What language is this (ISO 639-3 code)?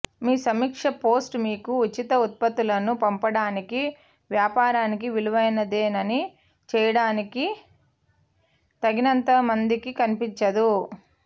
tel